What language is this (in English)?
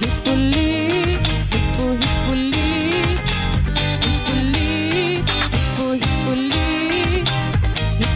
Swedish